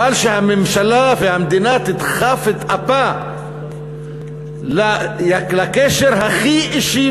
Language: Hebrew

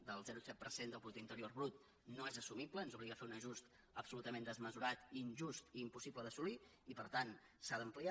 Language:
Catalan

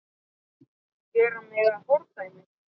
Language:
Icelandic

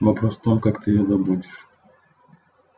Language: Russian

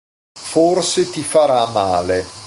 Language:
Italian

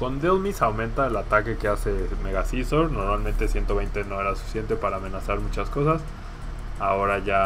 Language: Spanish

